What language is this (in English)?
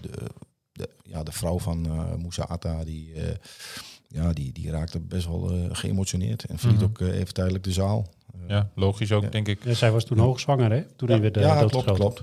Dutch